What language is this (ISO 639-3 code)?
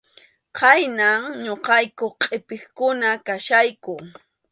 qxu